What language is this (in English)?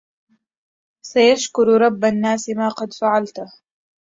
Arabic